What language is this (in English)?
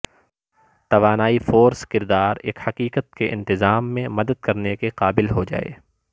Urdu